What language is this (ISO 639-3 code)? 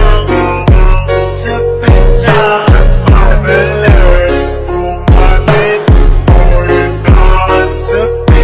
ind